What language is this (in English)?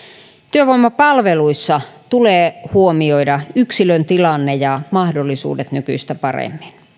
Finnish